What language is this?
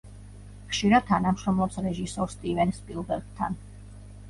Georgian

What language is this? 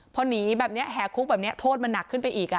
Thai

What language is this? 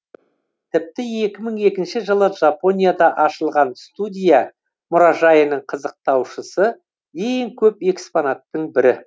Kazakh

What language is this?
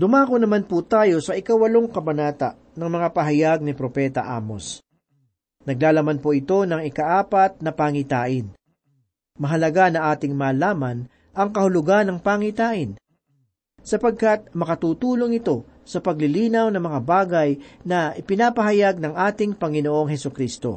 Filipino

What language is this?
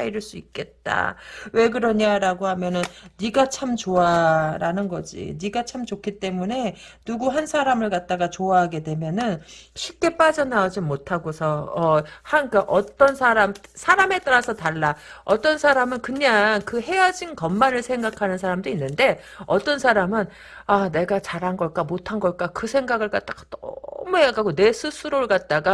Korean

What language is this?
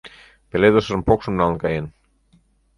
Mari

